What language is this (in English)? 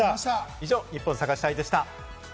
Japanese